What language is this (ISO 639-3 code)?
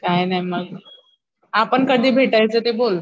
mar